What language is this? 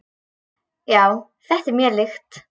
Icelandic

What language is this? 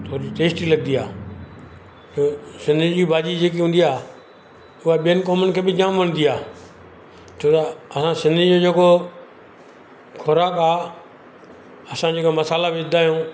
Sindhi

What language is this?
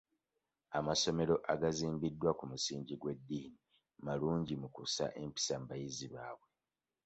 Ganda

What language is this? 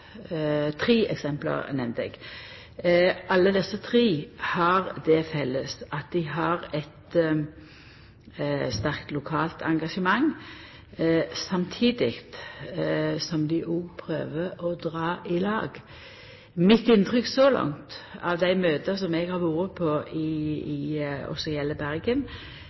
Norwegian Nynorsk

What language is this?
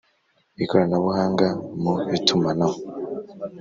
Kinyarwanda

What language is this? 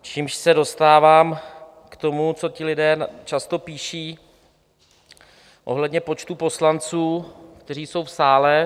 Czech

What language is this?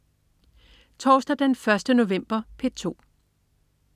Danish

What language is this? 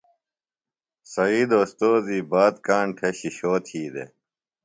Phalura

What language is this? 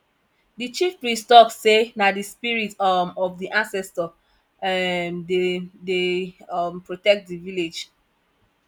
Nigerian Pidgin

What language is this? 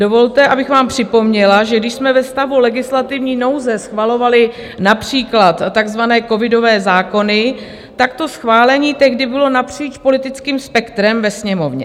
Czech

